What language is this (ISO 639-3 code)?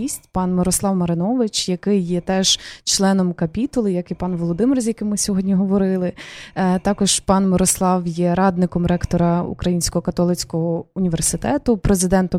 ukr